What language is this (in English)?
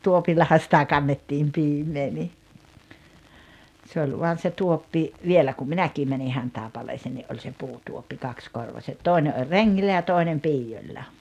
Finnish